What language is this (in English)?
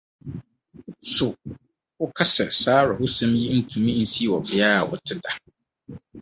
Akan